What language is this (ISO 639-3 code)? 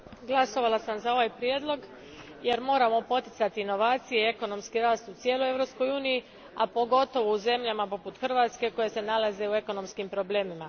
hrv